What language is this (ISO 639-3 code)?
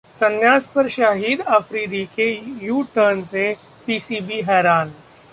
hin